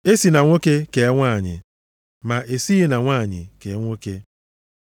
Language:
Igbo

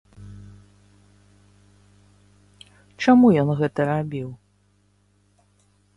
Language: Belarusian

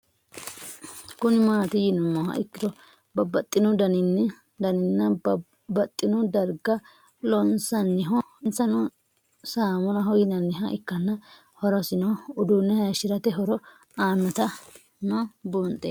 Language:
Sidamo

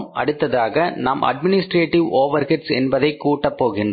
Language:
Tamil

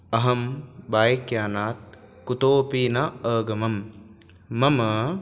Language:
Sanskrit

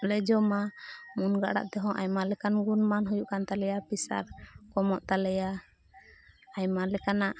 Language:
Santali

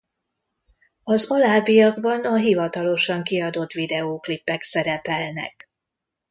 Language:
Hungarian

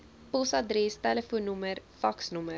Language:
Afrikaans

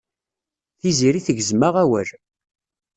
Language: Kabyle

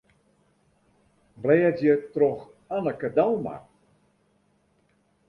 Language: Western Frisian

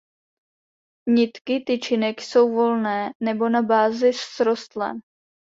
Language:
Czech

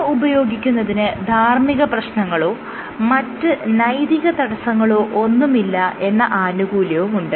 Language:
Malayalam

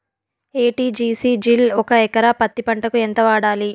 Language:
Telugu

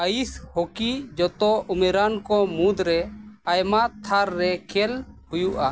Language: Santali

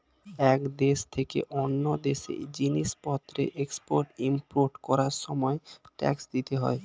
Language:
Bangla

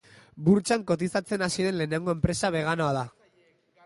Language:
Basque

